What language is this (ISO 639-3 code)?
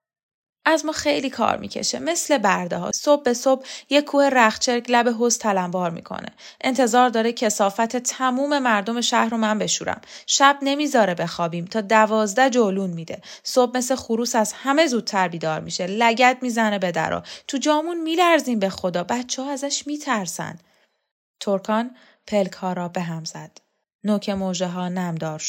fas